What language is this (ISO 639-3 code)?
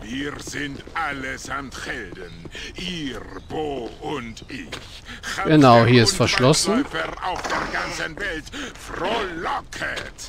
deu